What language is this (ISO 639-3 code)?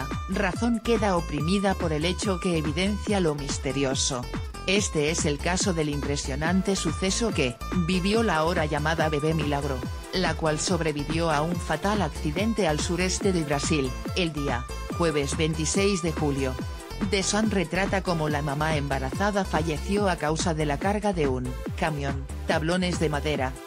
spa